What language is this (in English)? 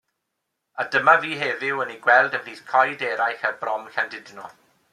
Welsh